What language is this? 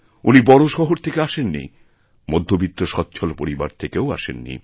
Bangla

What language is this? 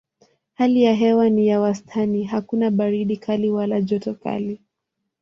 Swahili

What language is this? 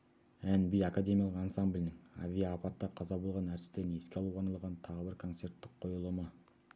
Kazakh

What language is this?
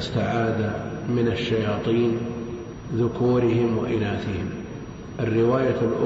Arabic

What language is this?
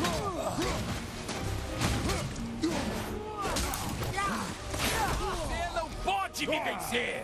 Portuguese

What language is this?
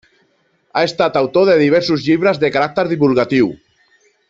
Catalan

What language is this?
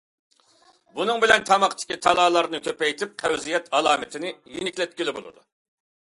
Uyghur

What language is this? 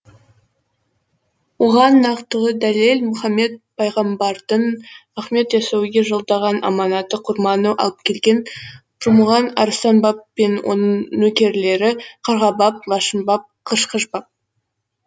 Kazakh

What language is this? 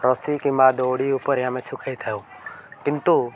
Odia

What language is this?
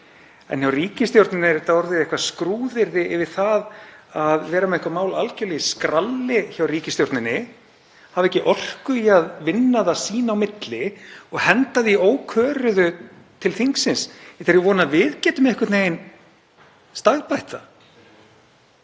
Icelandic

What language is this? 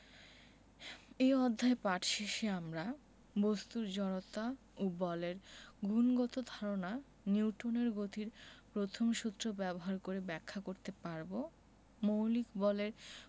Bangla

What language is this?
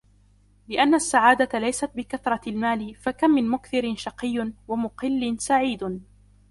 Arabic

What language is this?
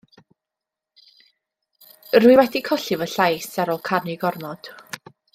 Welsh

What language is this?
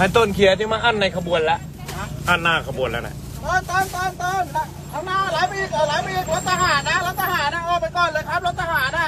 Thai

